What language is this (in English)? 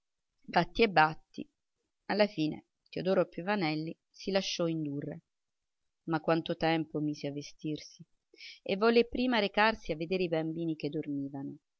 Italian